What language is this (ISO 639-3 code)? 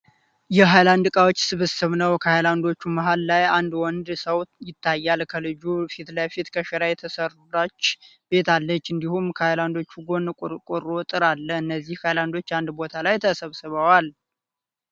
amh